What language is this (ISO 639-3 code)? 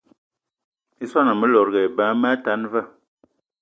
eto